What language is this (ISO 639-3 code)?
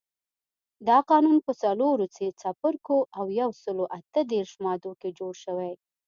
pus